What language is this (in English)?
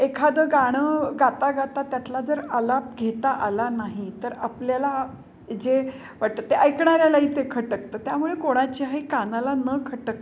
Marathi